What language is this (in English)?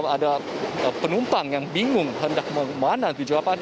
Indonesian